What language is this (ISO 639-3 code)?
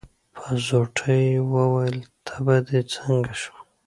pus